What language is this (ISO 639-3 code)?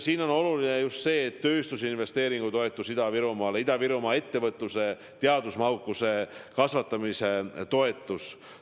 est